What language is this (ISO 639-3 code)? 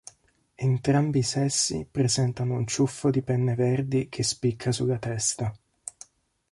ita